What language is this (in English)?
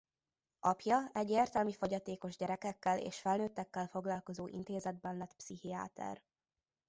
Hungarian